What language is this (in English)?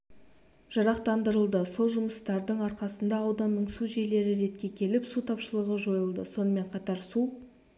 Kazakh